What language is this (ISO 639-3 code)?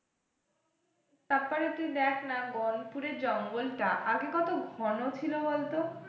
ben